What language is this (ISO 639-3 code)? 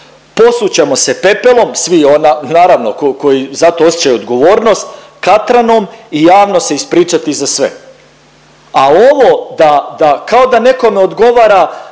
hrv